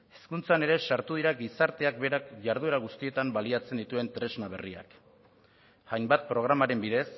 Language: Basque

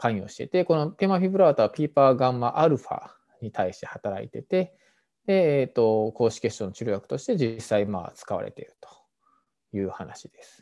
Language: Japanese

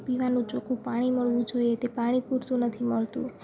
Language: Gujarati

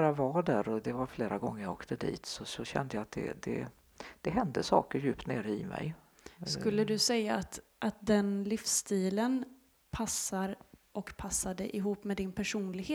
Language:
Swedish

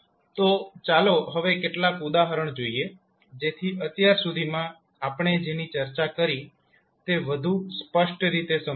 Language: Gujarati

